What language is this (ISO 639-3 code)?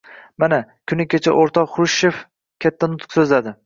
uzb